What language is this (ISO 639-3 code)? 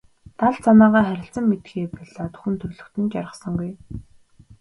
mon